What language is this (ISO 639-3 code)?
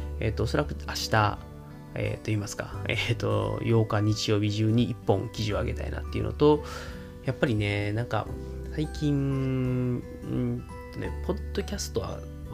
jpn